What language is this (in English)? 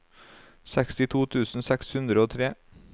Norwegian